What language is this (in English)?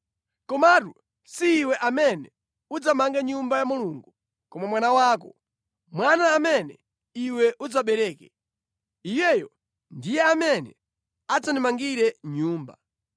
Nyanja